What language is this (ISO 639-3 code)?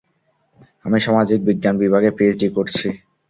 ben